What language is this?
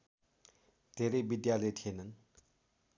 Nepali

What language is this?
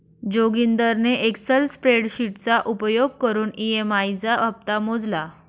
Marathi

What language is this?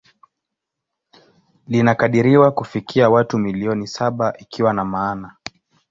Swahili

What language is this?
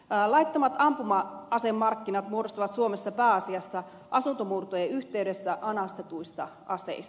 Finnish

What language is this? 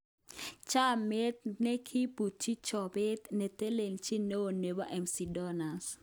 Kalenjin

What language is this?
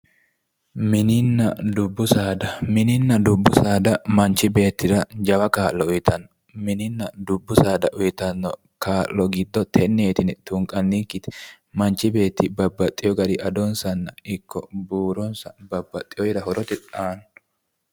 Sidamo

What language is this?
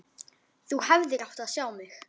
Icelandic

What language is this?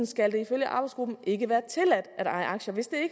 Danish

